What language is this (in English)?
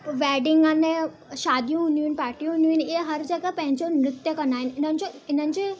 Sindhi